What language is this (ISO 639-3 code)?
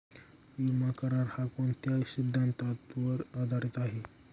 mar